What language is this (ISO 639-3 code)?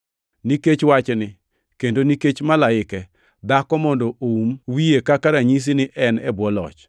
luo